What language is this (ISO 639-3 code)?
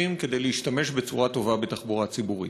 heb